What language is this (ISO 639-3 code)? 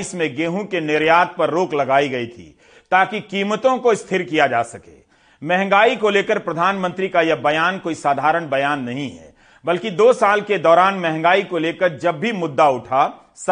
hin